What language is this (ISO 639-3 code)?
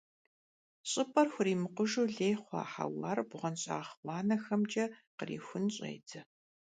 kbd